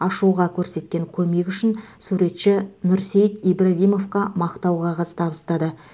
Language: Kazakh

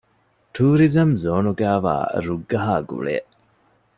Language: Divehi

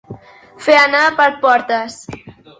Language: Catalan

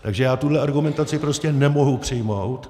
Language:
Czech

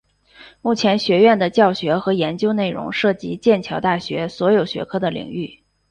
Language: Chinese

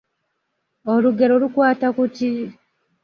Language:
Ganda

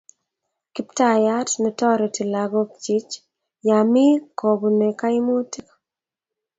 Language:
Kalenjin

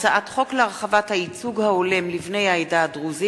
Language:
Hebrew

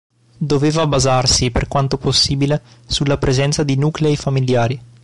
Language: Italian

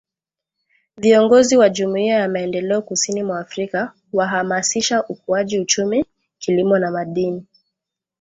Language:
Swahili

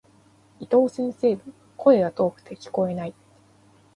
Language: Japanese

